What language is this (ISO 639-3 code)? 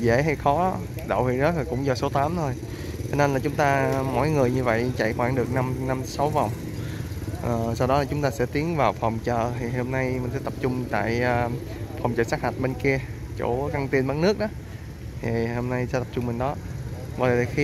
vie